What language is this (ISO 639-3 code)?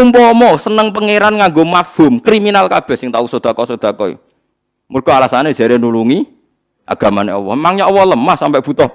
ind